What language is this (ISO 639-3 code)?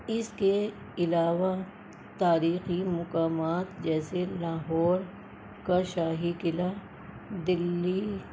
urd